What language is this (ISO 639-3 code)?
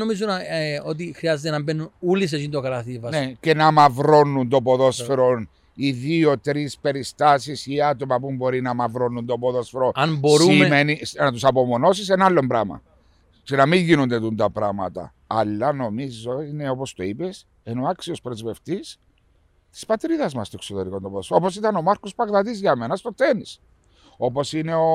ell